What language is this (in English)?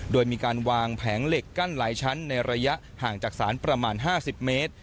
Thai